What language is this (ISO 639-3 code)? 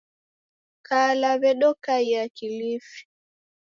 dav